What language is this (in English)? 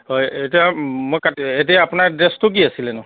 Assamese